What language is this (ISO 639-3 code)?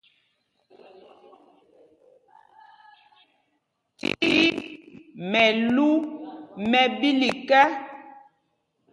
mgg